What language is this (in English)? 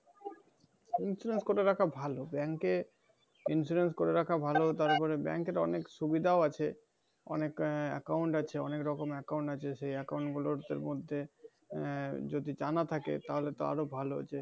Bangla